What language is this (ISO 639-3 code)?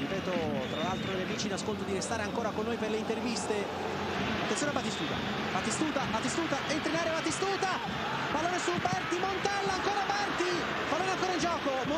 ita